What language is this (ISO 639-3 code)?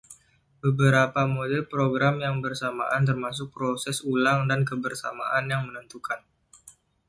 ind